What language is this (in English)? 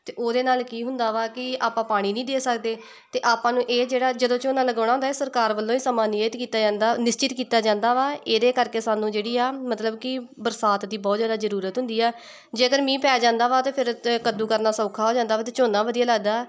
Punjabi